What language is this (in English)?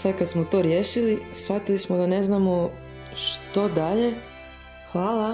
Croatian